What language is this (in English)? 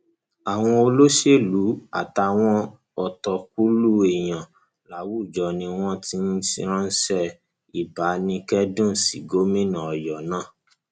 Yoruba